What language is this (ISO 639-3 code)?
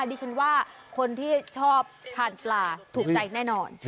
tha